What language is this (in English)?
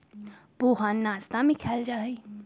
Magahi